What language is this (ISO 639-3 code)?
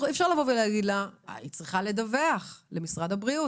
heb